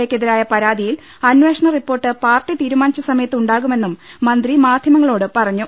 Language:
Malayalam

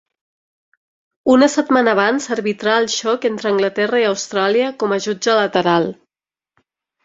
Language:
Catalan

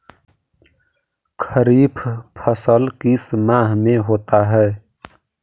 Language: Magahi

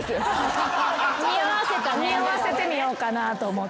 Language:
Japanese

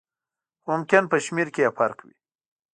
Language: Pashto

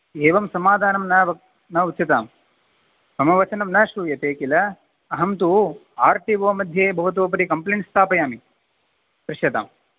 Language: Sanskrit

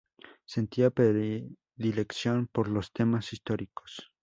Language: Spanish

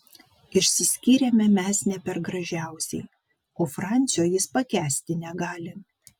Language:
Lithuanian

